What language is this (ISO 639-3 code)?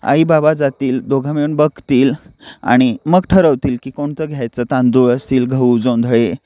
mar